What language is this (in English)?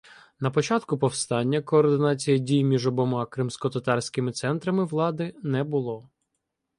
Ukrainian